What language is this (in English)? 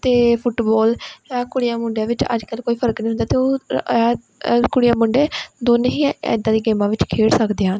Punjabi